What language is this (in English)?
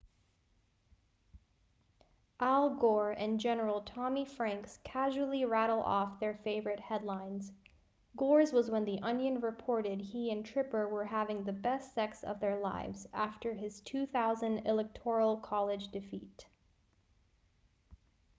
English